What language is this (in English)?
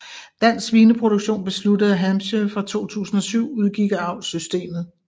Danish